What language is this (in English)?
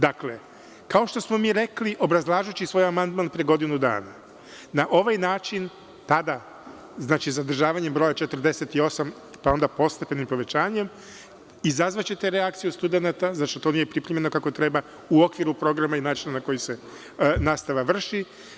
Serbian